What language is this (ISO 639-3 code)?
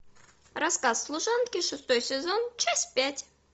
rus